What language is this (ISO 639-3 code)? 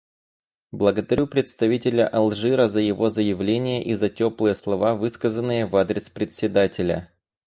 rus